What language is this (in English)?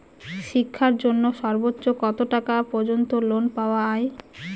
Bangla